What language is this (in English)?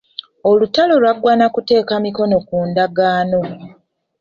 Ganda